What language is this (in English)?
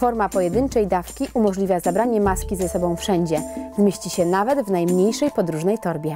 Polish